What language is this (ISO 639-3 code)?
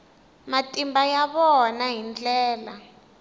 tso